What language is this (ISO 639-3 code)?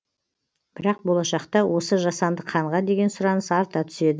kaz